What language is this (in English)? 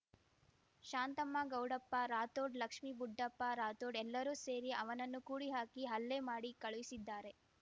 Kannada